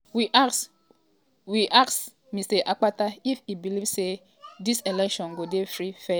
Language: Nigerian Pidgin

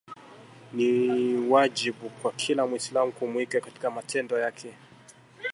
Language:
Swahili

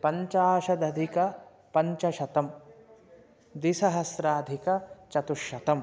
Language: Sanskrit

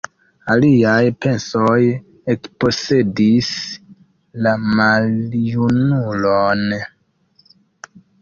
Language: Esperanto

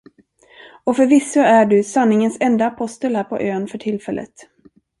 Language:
Swedish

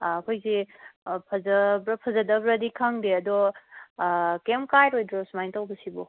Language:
Manipuri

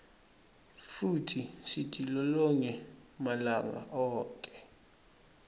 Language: Swati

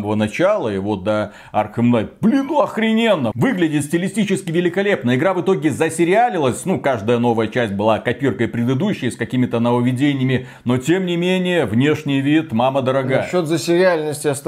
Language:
Russian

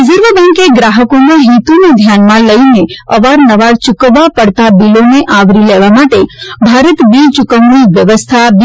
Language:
Gujarati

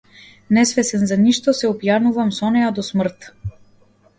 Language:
Macedonian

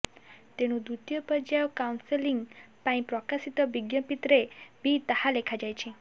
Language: Odia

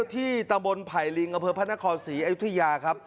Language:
Thai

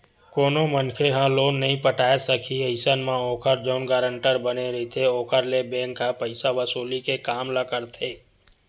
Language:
Chhattisgarhi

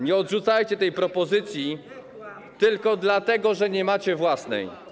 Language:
Polish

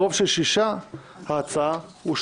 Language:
Hebrew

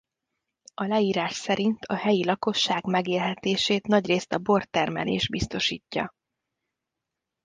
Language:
Hungarian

